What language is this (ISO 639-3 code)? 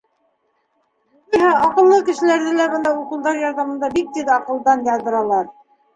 bak